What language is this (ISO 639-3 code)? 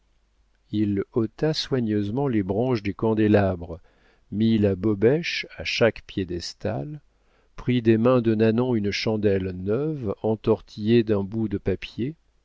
fra